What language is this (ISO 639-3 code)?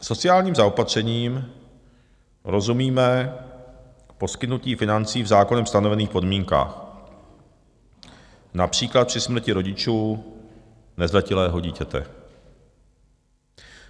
ces